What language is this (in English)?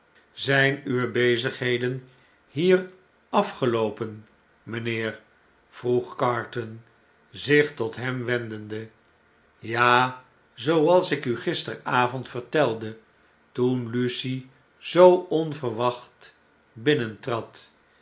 Dutch